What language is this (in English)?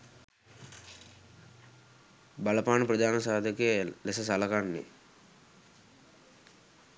Sinhala